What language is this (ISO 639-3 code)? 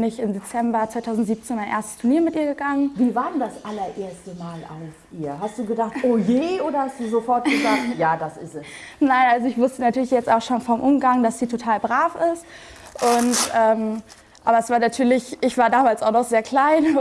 deu